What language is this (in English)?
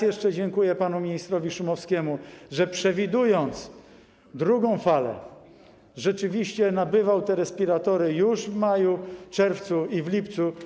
Polish